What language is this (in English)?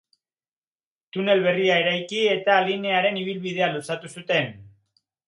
Basque